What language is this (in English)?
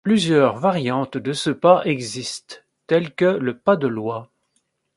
French